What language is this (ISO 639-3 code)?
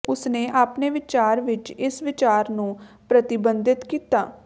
pan